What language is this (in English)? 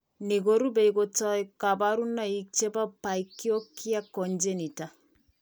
Kalenjin